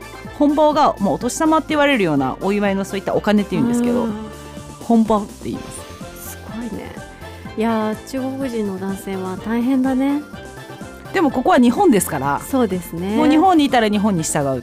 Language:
Japanese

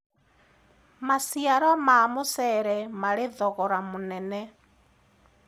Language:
Kikuyu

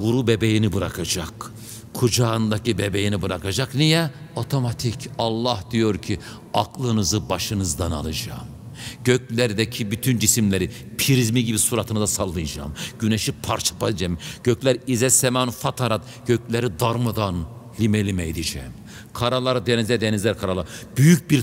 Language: Turkish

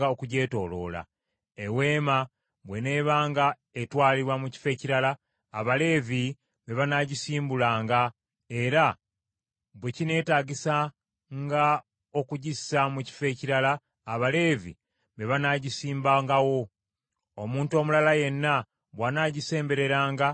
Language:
Ganda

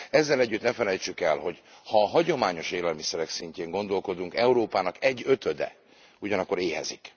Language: Hungarian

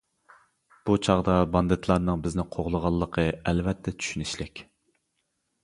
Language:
Uyghur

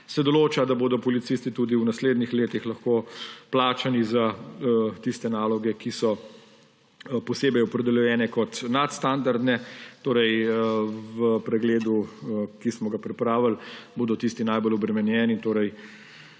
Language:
Slovenian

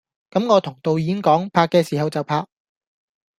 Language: Cantonese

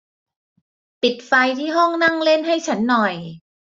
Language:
Thai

